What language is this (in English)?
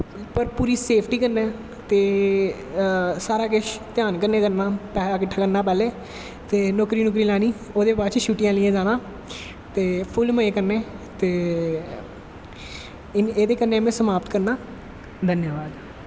Dogri